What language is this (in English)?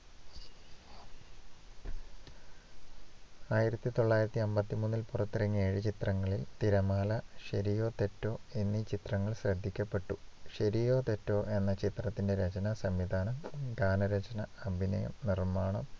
Malayalam